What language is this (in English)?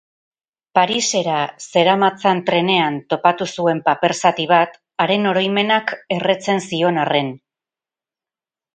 Basque